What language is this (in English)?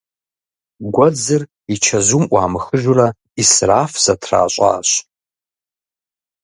Kabardian